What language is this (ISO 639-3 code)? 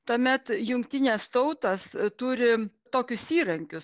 lit